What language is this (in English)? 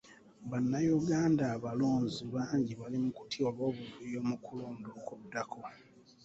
Ganda